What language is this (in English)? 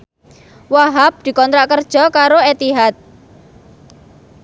Javanese